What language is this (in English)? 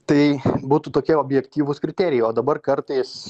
Lithuanian